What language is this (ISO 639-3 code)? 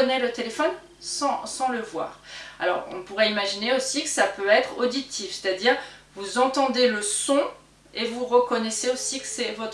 fra